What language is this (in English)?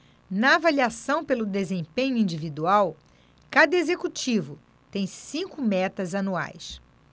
Portuguese